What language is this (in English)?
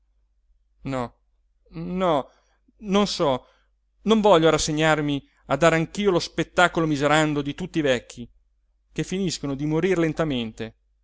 Italian